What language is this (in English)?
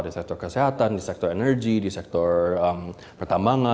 Indonesian